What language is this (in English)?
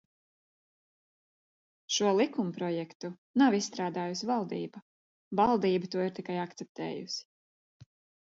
Latvian